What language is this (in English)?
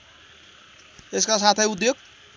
Nepali